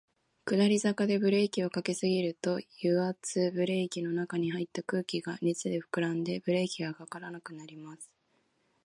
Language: Japanese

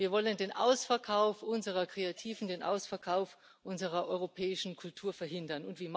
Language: German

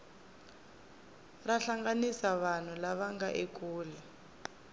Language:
Tsonga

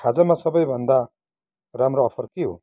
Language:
Nepali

